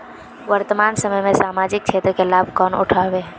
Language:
Magahi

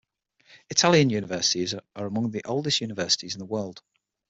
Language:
English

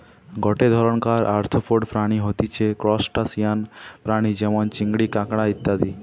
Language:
Bangla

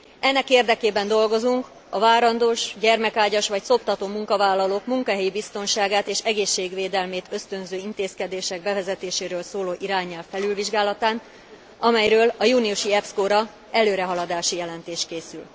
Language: Hungarian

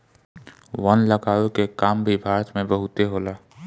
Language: Bhojpuri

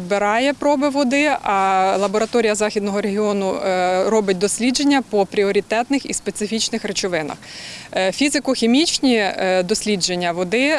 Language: Ukrainian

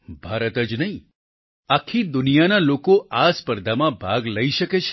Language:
Gujarati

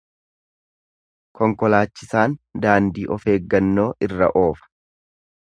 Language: Oromo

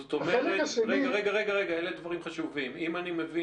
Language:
Hebrew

